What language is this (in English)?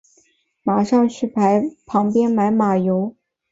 Chinese